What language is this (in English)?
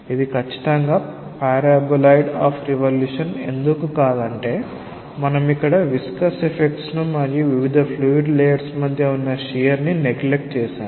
Telugu